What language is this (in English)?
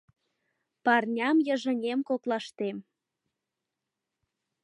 Mari